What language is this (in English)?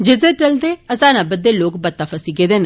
Dogri